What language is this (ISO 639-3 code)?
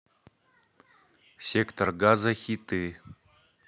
rus